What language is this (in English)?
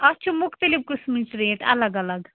Kashmiri